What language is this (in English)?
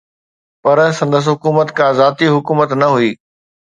Sindhi